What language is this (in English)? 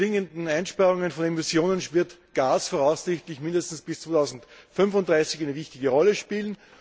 German